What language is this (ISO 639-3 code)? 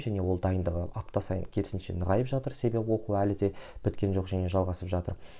kaz